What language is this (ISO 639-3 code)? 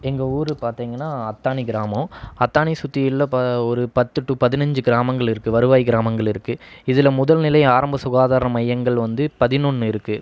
tam